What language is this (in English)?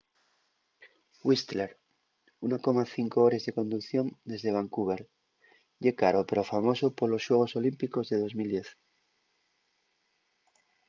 Asturian